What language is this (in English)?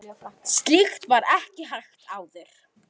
Icelandic